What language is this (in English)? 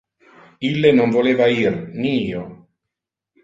Interlingua